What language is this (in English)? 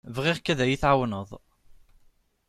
Kabyle